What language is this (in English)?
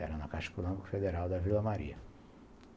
Portuguese